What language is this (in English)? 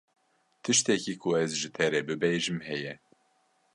Kurdish